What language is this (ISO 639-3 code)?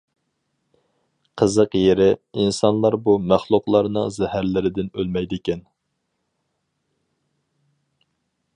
uig